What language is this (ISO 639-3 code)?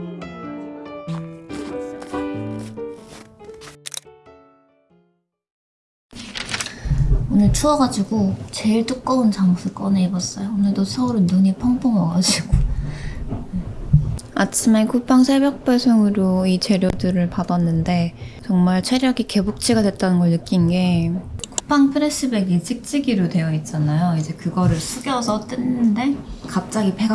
kor